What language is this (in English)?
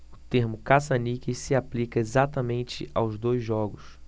Portuguese